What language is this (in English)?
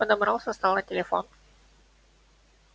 Russian